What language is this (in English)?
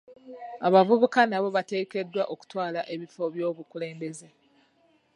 Ganda